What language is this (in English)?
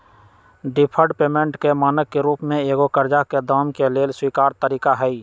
Magahi